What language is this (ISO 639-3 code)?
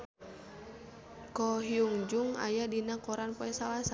sun